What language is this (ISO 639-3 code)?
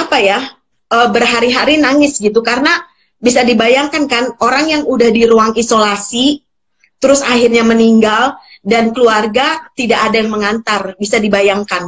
ind